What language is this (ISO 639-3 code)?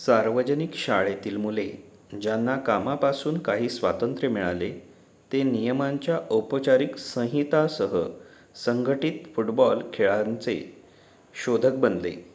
mar